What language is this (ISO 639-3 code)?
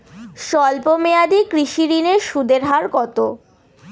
ben